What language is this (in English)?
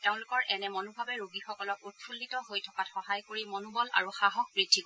Assamese